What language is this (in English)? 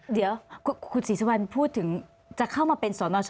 Thai